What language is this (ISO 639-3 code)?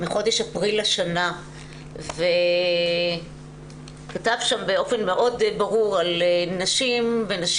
heb